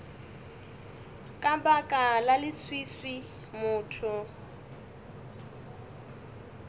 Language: Northern Sotho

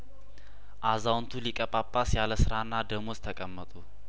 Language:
Amharic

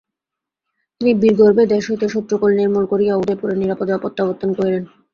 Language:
Bangla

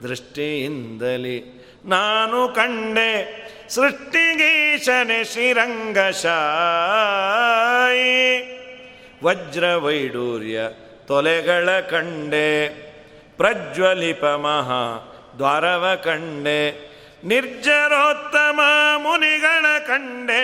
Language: Kannada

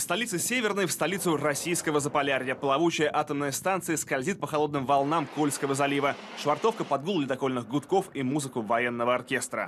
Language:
Russian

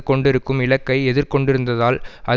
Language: Tamil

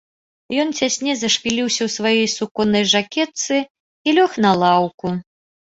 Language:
Belarusian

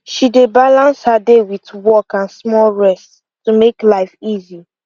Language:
Nigerian Pidgin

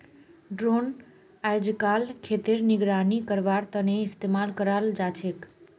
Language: Magahi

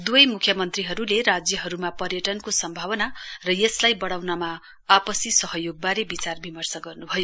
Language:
Nepali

